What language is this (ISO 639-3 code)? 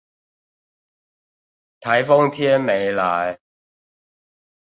zho